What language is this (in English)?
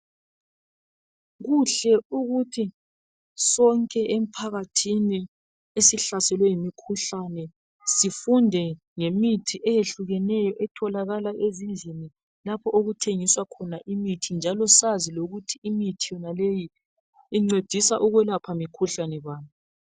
North Ndebele